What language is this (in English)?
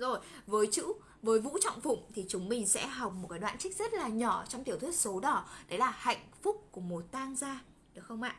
Vietnamese